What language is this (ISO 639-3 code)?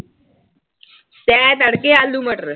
pan